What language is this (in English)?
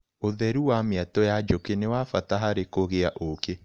Kikuyu